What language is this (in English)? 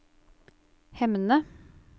Norwegian